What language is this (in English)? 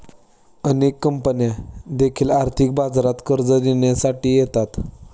Marathi